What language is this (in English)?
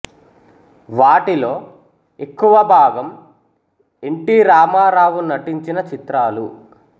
Telugu